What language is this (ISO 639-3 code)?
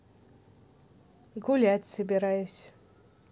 rus